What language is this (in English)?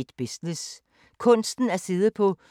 Danish